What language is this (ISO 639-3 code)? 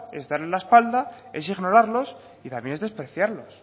spa